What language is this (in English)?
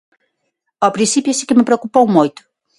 Galician